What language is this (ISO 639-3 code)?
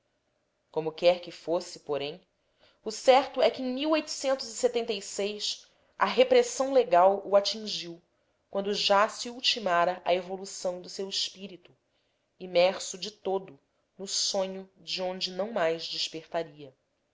por